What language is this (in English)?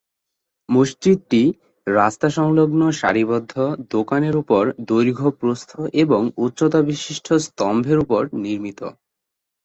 Bangla